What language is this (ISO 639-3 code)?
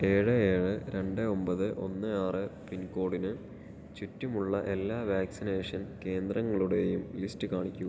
mal